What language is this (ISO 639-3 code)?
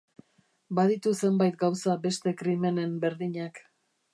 eus